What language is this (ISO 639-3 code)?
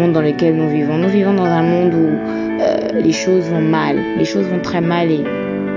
fra